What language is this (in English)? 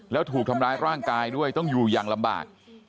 Thai